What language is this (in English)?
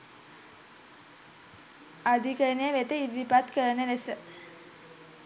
Sinhala